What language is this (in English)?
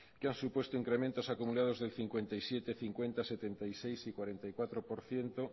Spanish